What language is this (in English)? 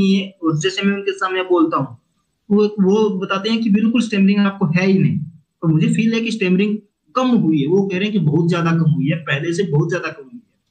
Hindi